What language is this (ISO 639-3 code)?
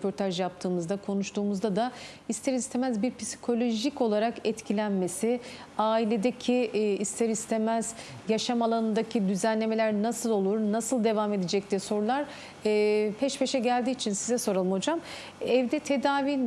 tur